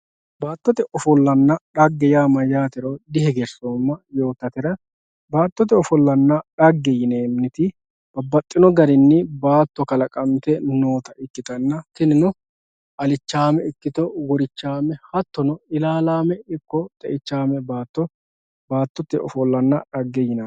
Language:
Sidamo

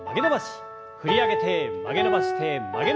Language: Japanese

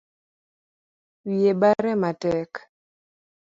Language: Luo (Kenya and Tanzania)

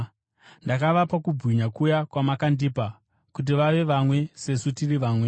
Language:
Shona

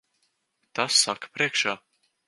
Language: Latvian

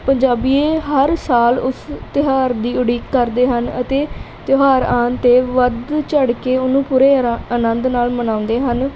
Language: Punjabi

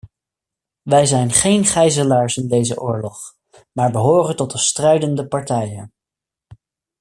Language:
Dutch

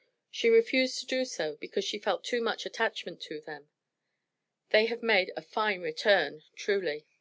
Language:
English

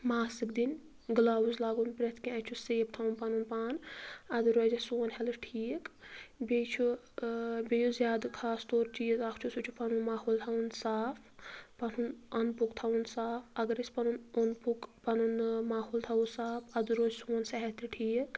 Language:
Kashmiri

